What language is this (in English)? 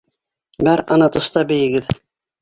Bashkir